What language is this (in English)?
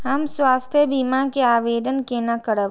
Maithili